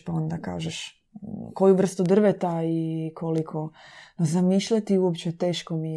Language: Croatian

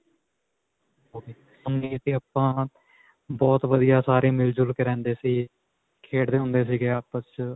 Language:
Punjabi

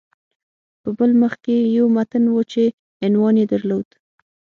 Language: Pashto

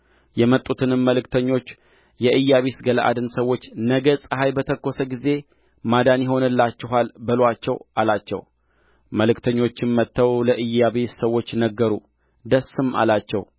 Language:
Amharic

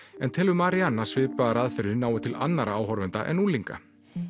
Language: Icelandic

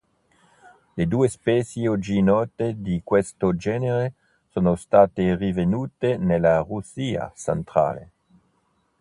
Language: Italian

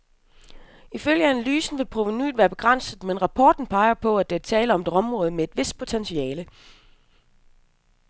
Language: Danish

